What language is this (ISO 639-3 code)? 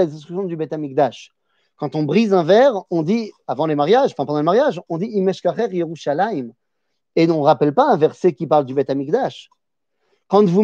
fra